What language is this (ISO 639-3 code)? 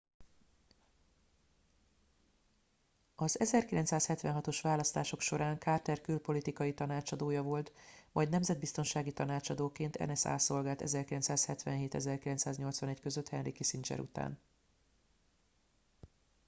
hun